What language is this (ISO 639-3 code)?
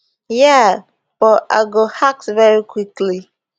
pcm